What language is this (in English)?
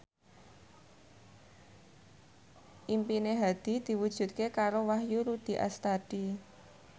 Javanese